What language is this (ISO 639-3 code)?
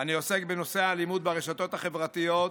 heb